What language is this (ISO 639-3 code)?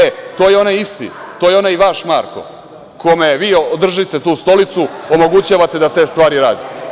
srp